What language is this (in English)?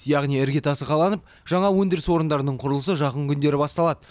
Kazakh